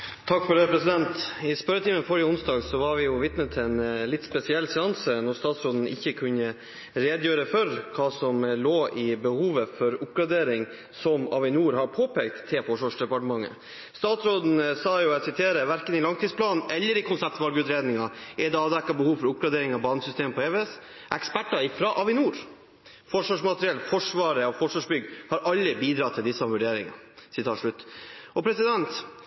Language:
Norwegian Bokmål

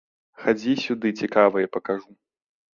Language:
Belarusian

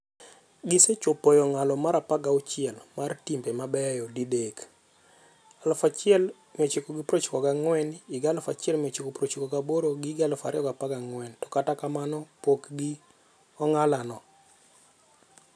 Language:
Luo (Kenya and Tanzania)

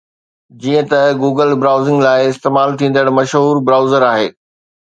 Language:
Sindhi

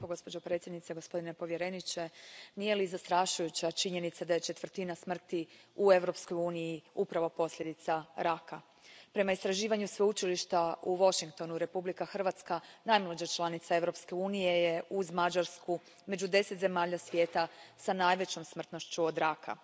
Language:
Croatian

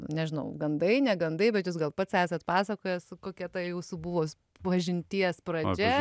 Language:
Lithuanian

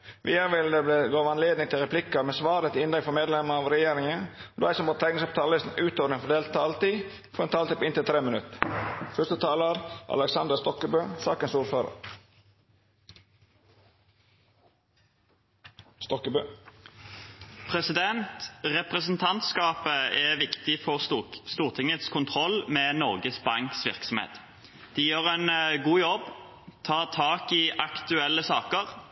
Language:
Norwegian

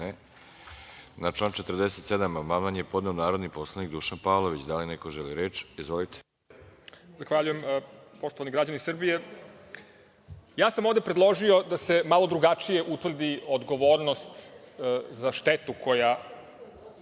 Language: Serbian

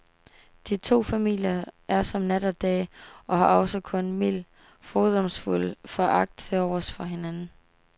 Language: Danish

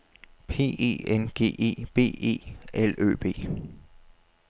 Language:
Danish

